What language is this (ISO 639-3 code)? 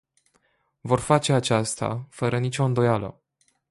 ron